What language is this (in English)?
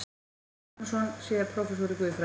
Icelandic